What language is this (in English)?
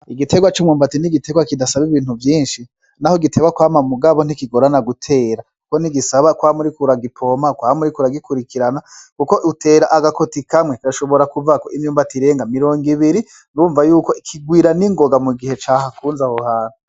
Rundi